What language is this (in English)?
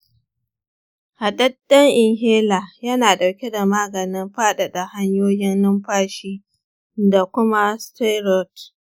Hausa